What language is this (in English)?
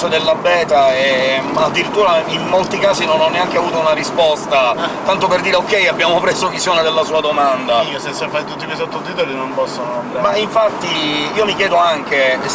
Italian